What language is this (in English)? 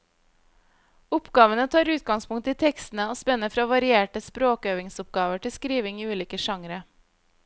Norwegian